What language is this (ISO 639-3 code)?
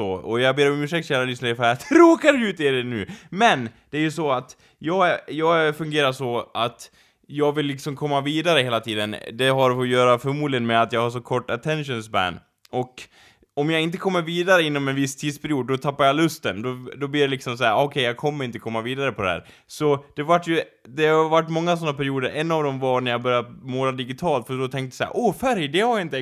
swe